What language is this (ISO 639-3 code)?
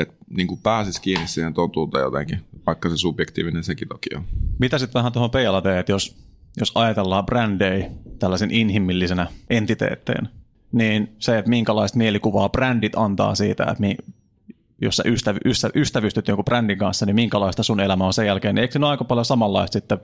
fin